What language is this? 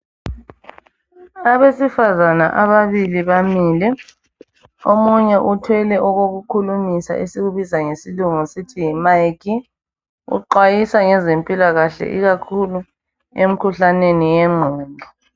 North Ndebele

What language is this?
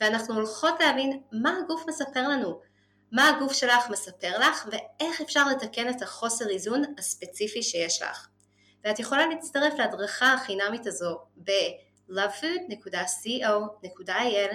Hebrew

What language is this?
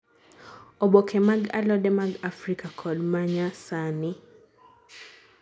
Luo (Kenya and Tanzania)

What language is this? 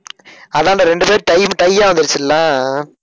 Tamil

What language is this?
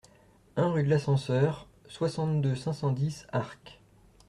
French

